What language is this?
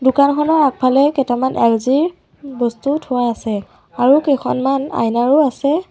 Assamese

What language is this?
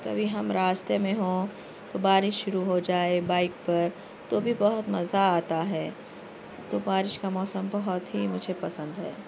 Urdu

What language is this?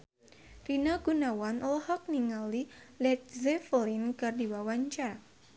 Sundanese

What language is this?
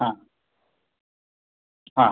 Marathi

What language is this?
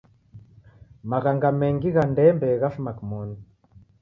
Taita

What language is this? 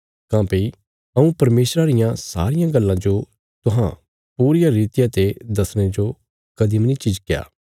Bilaspuri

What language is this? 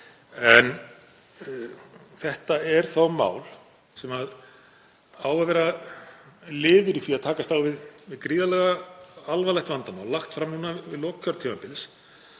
Icelandic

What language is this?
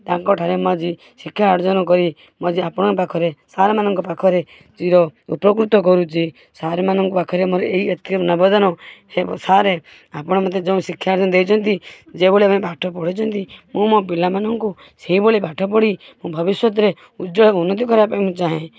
Odia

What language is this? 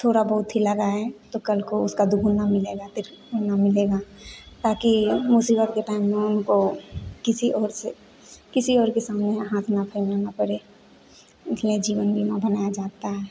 Hindi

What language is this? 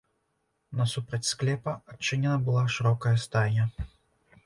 Belarusian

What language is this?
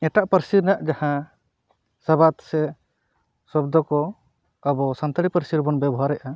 Santali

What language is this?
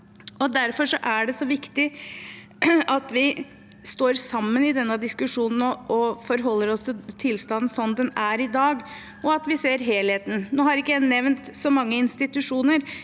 Norwegian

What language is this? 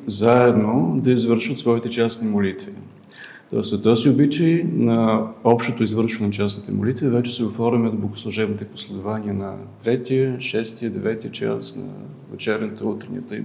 Bulgarian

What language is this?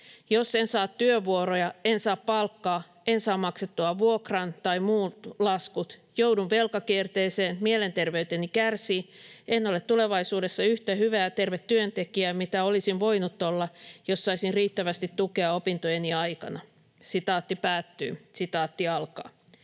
Finnish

